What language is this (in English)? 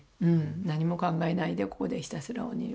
Japanese